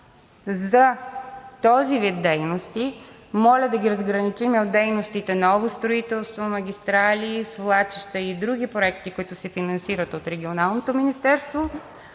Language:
Bulgarian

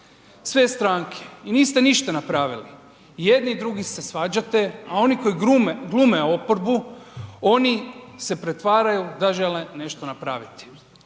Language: Croatian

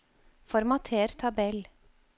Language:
Norwegian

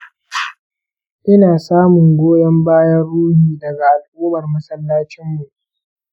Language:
Hausa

